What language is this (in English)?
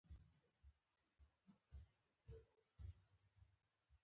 Pashto